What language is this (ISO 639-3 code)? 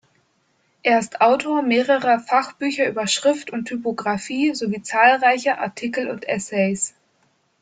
deu